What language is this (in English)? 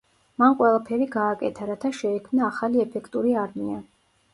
Georgian